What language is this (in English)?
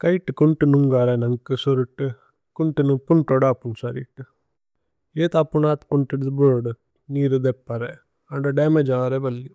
Tulu